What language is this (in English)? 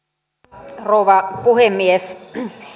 Finnish